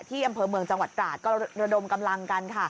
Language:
Thai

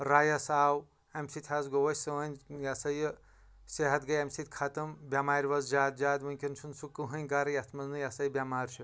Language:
Kashmiri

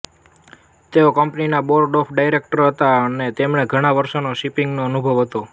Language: Gujarati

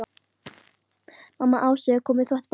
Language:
Icelandic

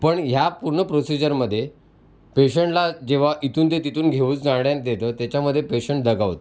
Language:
Marathi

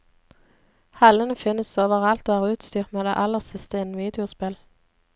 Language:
Norwegian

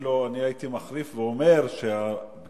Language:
Hebrew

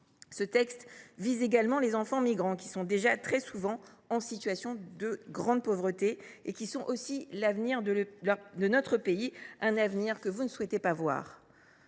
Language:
French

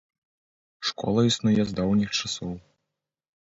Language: Belarusian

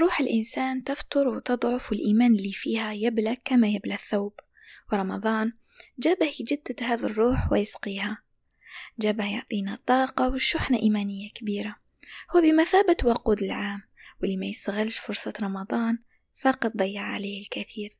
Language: Arabic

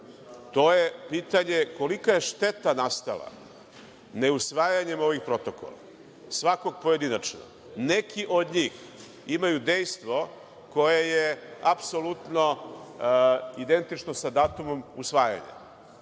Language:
Serbian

